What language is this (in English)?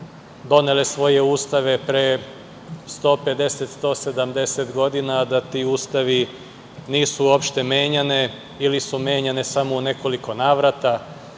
Serbian